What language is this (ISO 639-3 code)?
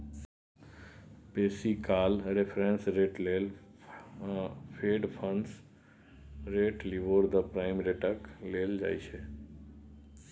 mai